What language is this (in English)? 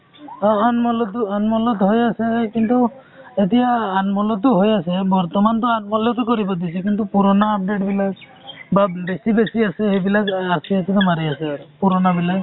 Assamese